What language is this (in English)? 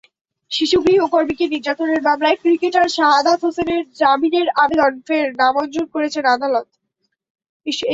Bangla